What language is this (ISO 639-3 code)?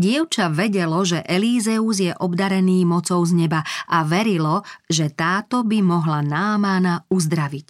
slk